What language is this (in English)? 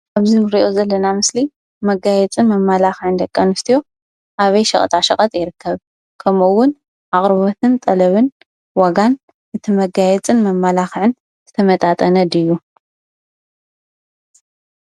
Tigrinya